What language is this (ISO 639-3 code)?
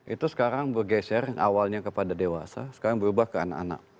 ind